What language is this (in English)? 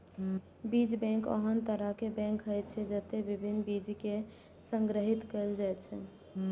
Maithili